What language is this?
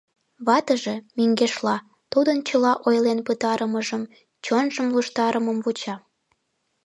Mari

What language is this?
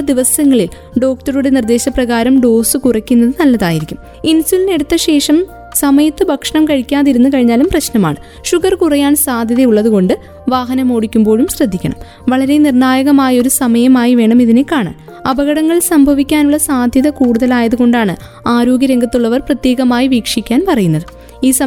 Malayalam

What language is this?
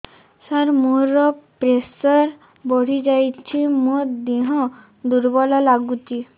Odia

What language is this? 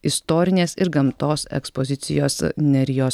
Lithuanian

